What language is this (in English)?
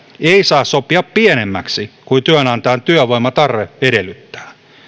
Finnish